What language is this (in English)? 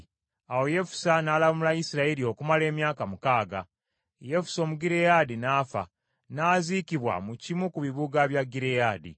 Ganda